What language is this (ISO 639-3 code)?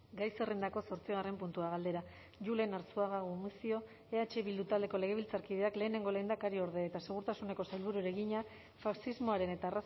eus